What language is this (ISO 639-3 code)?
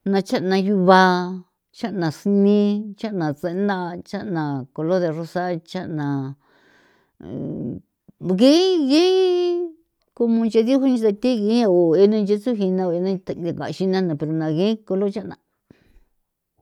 pow